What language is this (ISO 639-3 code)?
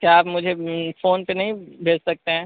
urd